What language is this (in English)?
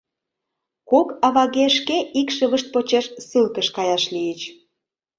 Mari